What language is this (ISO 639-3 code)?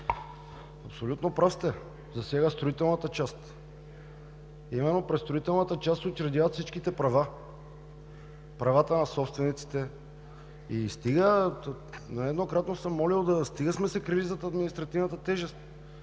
bul